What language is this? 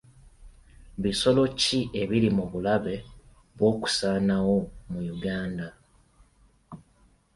Ganda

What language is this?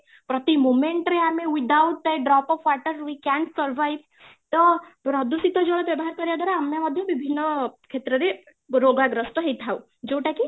Odia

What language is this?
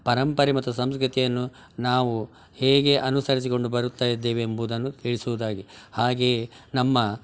Kannada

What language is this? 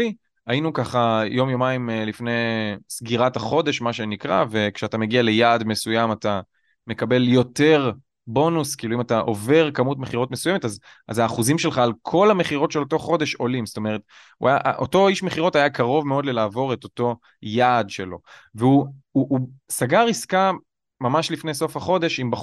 Hebrew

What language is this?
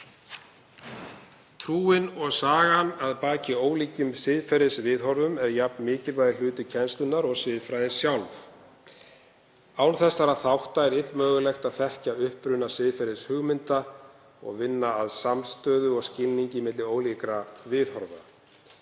Icelandic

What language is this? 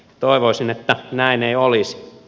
Finnish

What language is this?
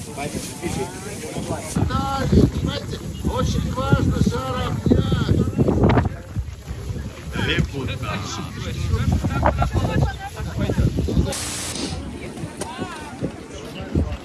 Russian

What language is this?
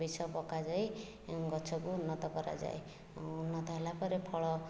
Odia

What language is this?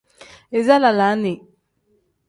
Tem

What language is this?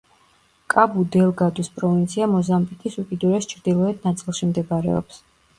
Georgian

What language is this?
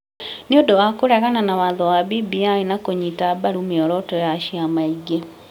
Kikuyu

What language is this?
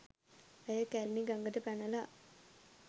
Sinhala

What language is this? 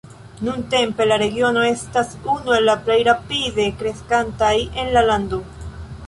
Esperanto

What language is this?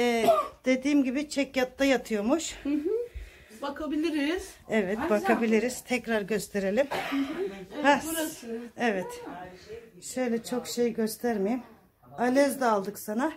Turkish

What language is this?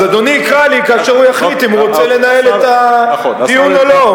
Hebrew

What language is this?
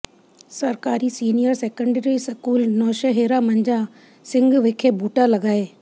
Punjabi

